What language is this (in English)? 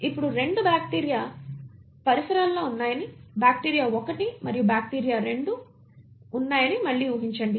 Telugu